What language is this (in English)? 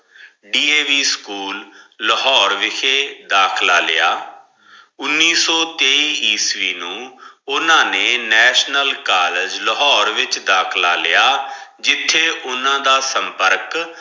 Punjabi